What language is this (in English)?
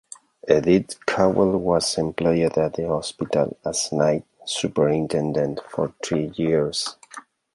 English